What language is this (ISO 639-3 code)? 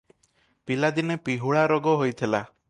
ori